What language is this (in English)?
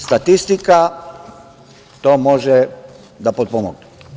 Serbian